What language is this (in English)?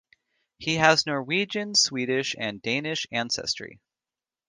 English